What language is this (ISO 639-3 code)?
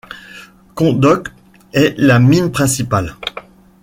fra